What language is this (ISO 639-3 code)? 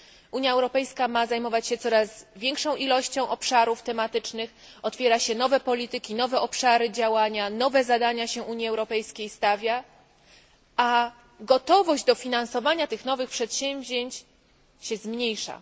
pol